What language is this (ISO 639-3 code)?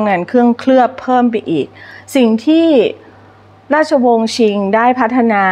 tha